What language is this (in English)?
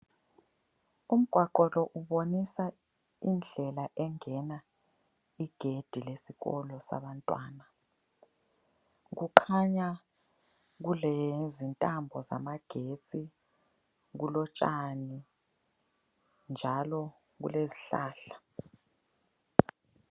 North Ndebele